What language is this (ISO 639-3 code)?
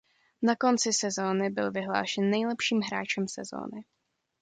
ces